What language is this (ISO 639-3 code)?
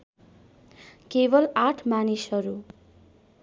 nep